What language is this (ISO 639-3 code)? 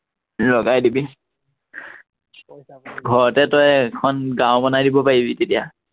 asm